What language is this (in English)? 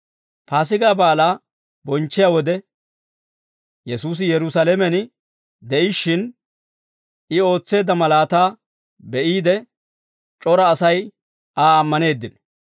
Dawro